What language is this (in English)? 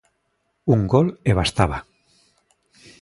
Galician